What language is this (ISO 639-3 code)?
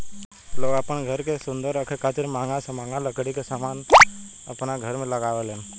bho